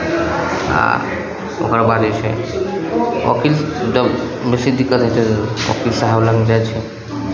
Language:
Maithili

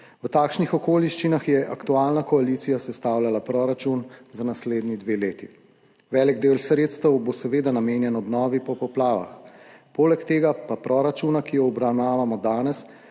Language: Slovenian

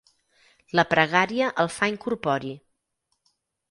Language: Catalan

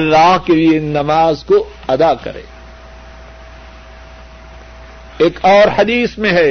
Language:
Urdu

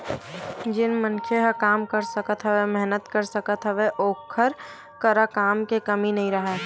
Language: Chhattisgarhi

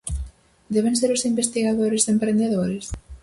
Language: Galician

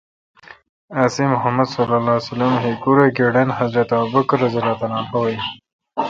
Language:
Kalkoti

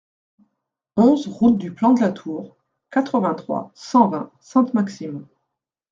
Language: French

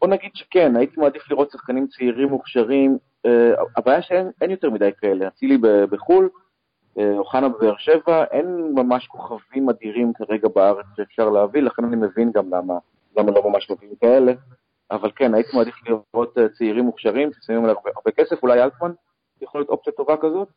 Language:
Hebrew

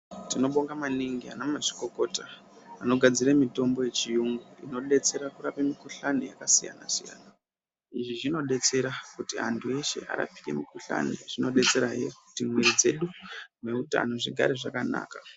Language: Ndau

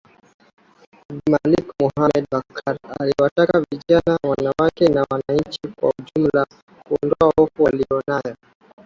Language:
Swahili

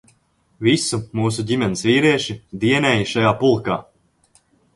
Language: Latvian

